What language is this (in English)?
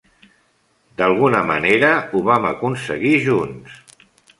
Catalan